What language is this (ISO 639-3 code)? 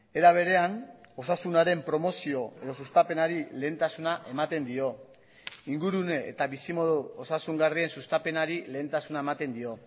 eus